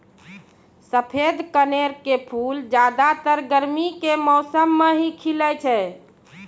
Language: Maithili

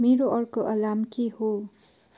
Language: Nepali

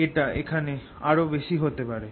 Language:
Bangla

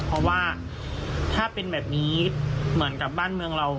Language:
Thai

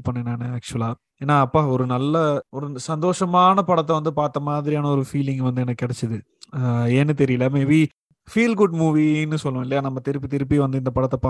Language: Tamil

